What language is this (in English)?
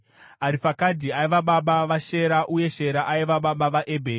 Shona